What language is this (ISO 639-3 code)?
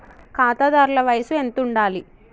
tel